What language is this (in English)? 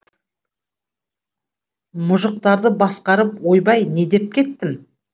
Kazakh